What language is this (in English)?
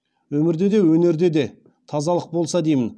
Kazakh